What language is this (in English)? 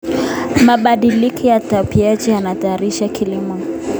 Kalenjin